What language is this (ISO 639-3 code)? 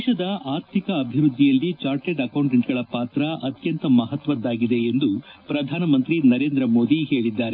kan